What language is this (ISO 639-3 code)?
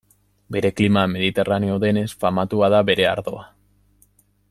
eus